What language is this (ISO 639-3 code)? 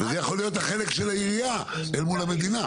heb